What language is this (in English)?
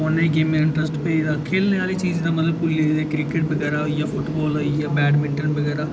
Dogri